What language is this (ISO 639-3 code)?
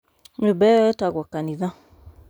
kik